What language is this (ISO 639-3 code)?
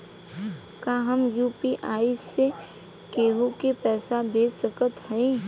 bho